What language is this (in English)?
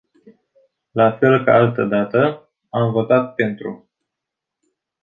Romanian